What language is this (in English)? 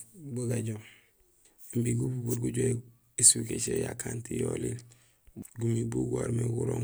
Gusilay